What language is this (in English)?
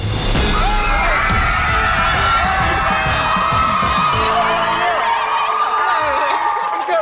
Thai